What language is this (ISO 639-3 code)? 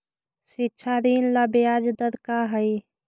mag